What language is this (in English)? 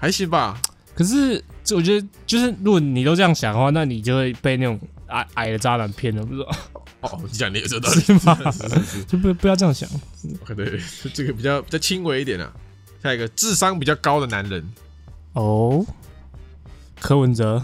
Chinese